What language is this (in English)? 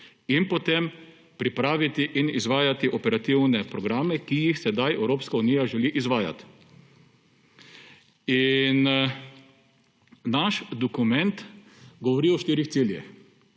Slovenian